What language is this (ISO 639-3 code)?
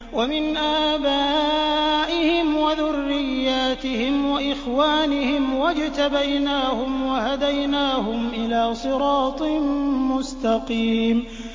ara